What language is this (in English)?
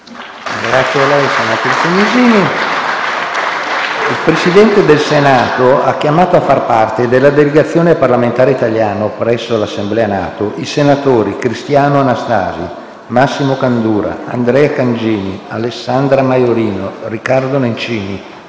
Italian